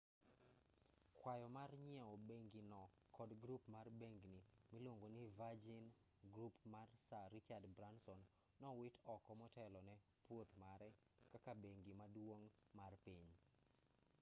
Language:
Luo (Kenya and Tanzania)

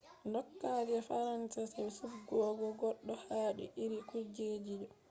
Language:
Fula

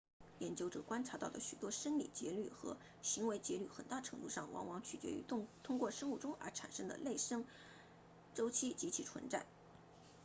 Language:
Chinese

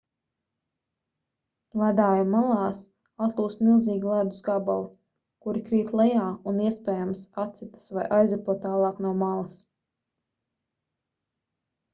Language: Latvian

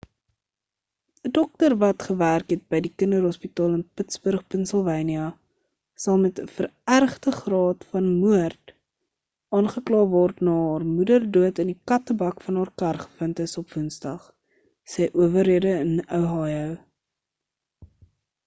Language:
Afrikaans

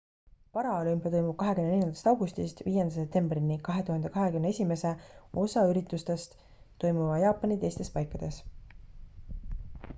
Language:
Estonian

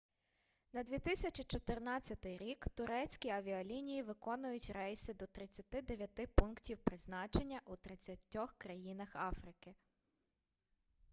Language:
Ukrainian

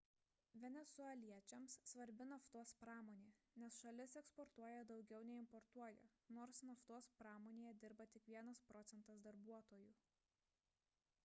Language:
Lithuanian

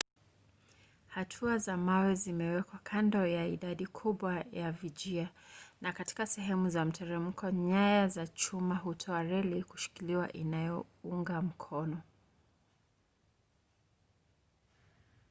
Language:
Swahili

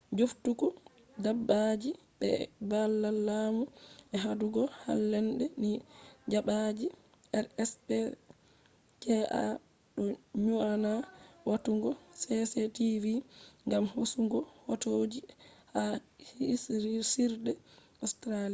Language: Fula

